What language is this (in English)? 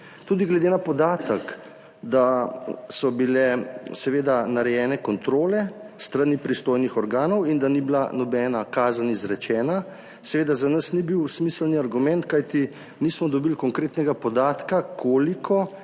Slovenian